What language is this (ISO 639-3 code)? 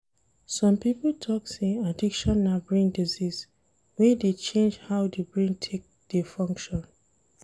pcm